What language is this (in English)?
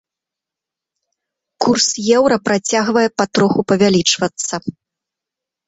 Belarusian